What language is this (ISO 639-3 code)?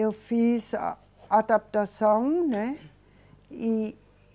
por